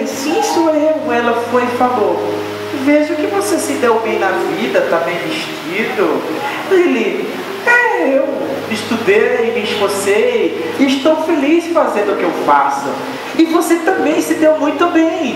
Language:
Portuguese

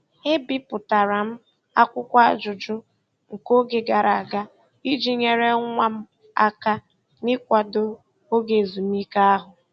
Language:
Igbo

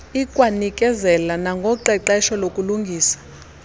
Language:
Xhosa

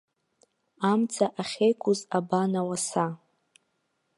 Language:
Abkhazian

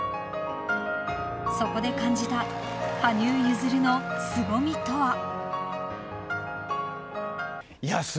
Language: Japanese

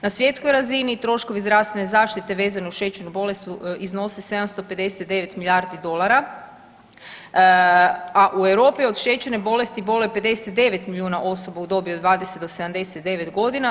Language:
Croatian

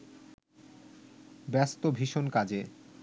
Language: Bangla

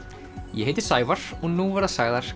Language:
Icelandic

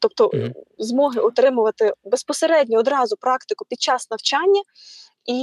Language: Ukrainian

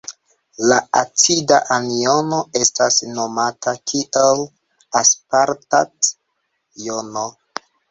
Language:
Esperanto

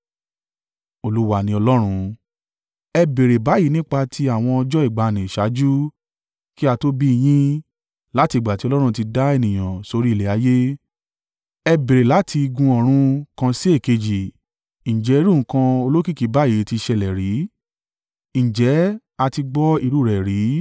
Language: Yoruba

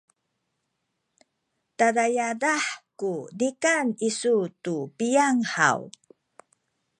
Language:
Sakizaya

